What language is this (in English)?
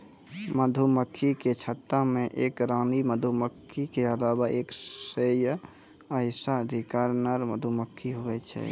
Maithili